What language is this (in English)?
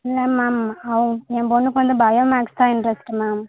Tamil